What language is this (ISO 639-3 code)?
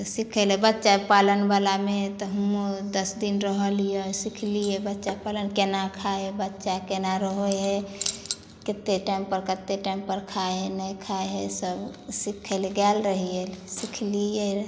mai